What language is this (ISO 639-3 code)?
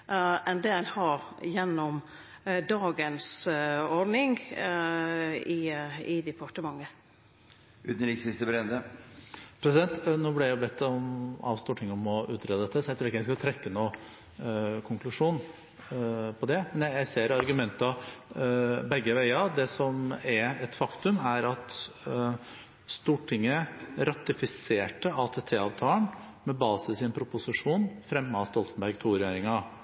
nor